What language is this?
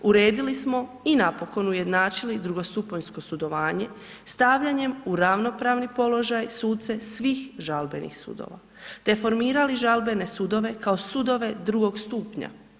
Croatian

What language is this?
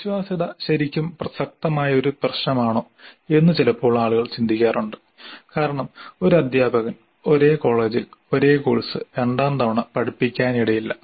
Malayalam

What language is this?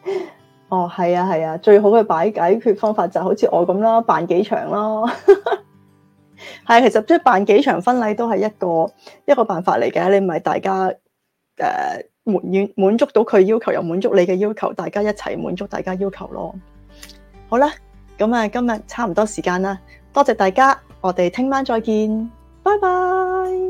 Chinese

